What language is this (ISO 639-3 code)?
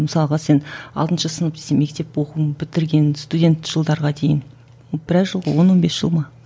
kaz